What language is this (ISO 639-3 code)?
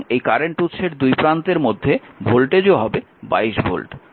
ben